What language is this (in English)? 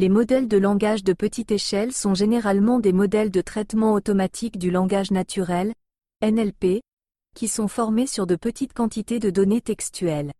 French